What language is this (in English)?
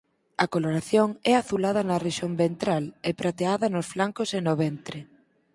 Galician